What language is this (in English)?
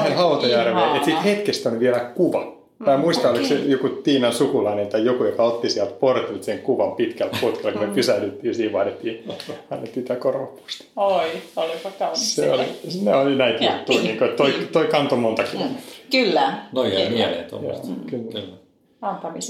Finnish